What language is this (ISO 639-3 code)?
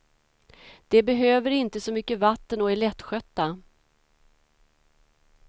swe